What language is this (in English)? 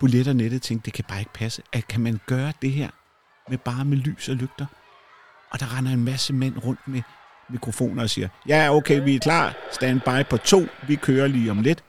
Danish